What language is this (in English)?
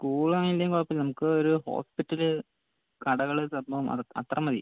Malayalam